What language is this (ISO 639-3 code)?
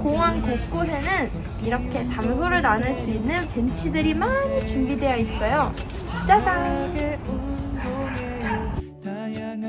kor